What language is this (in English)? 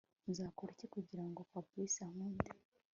Kinyarwanda